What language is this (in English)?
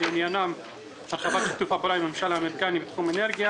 Hebrew